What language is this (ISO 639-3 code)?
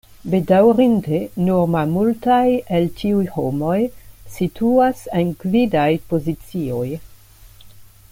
epo